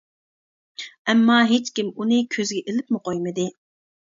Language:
Uyghur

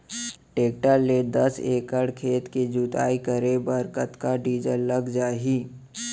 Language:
Chhattisgarhi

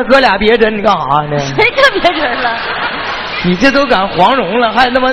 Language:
Chinese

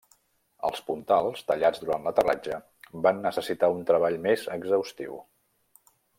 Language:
Catalan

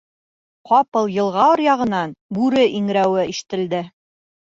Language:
Bashkir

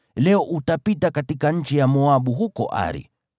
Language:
Swahili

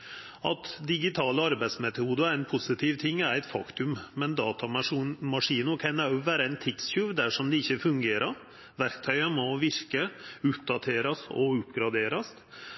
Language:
Norwegian Nynorsk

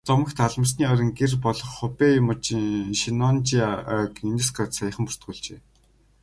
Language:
Mongolian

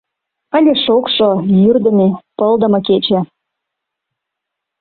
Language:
Mari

